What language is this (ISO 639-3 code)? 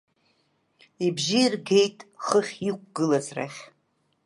abk